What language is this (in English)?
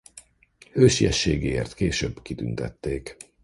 Hungarian